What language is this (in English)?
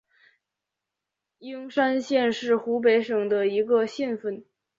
Chinese